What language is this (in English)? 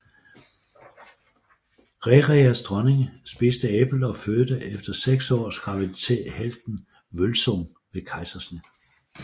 Danish